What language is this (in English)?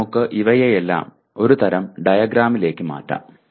Malayalam